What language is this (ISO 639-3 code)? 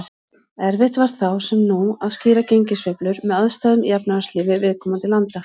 isl